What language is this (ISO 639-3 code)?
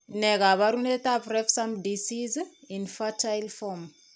kln